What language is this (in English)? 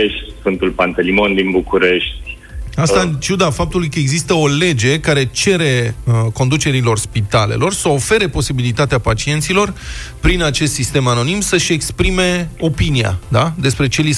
Romanian